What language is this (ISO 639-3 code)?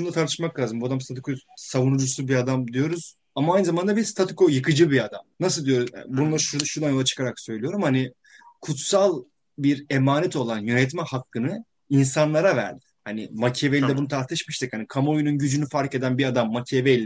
tur